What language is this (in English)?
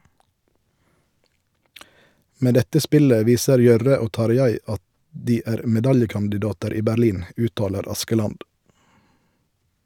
Norwegian